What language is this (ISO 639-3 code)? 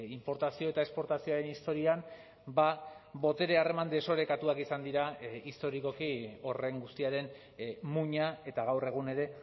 eus